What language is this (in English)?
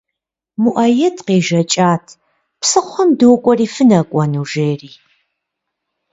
Kabardian